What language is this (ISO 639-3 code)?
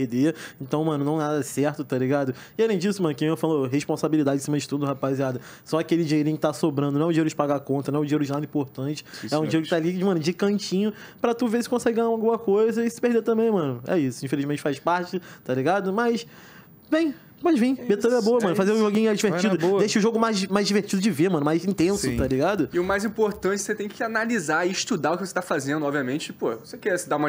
por